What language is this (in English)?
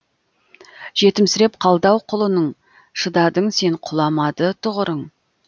Kazakh